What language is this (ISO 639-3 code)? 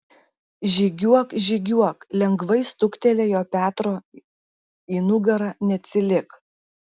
lit